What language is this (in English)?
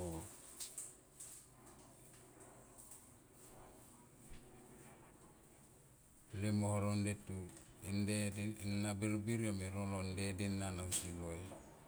Tomoip